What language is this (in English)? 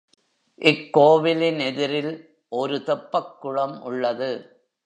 Tamil